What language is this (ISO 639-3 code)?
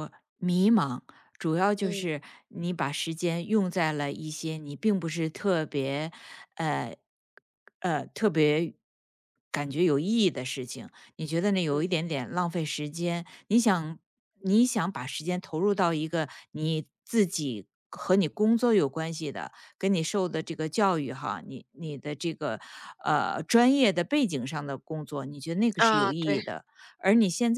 zho